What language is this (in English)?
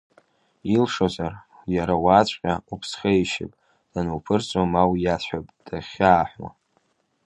Abkhazian